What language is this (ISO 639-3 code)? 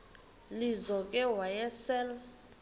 xho